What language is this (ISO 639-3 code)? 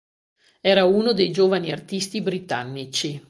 ita